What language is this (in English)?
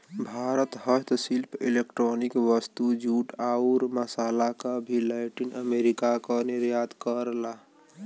Bhojpuri